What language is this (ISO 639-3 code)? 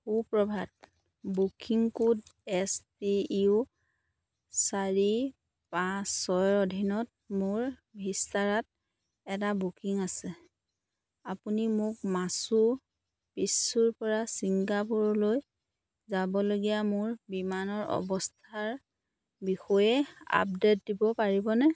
asm